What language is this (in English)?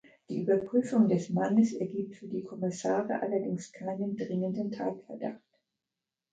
German